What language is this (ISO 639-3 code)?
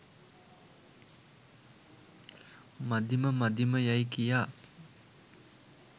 sin